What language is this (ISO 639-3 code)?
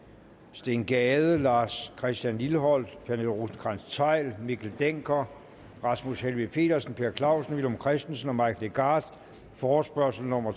dan